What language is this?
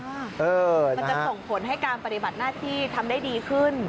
Thai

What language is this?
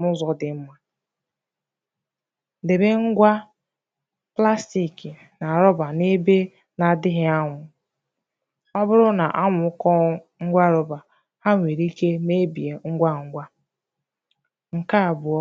Igbo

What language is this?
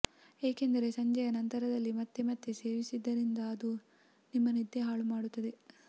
Kannada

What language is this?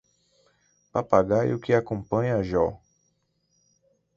Portuguese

